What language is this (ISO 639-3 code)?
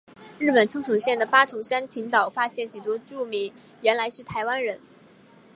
zho